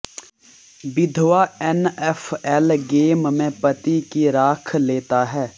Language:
Hindi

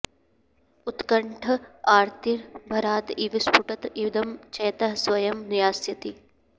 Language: Sanskrit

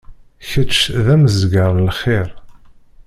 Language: Kabyle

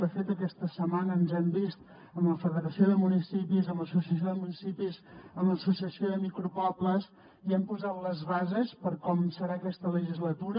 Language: Catalan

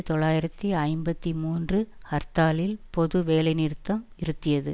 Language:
Tamil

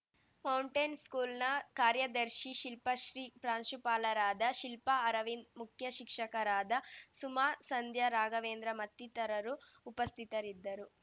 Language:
Kannada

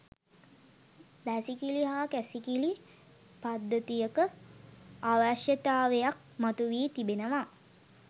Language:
Sinhala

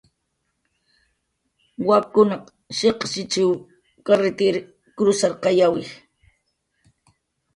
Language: Jaqaru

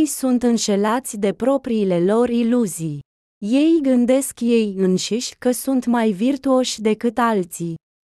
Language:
Romanian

